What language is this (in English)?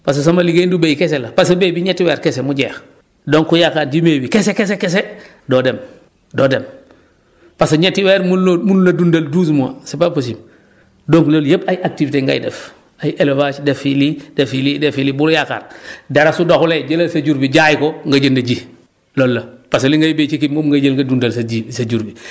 Wolof